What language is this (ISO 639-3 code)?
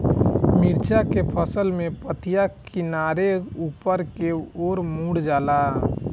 bho